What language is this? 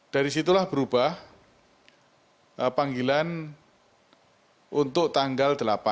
Indonesian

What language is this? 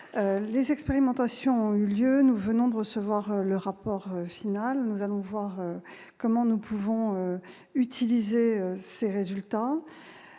French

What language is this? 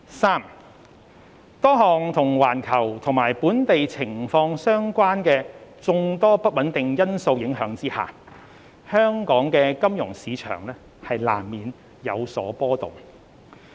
Cantonese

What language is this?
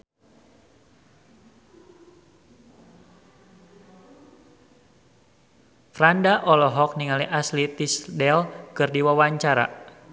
Sundanese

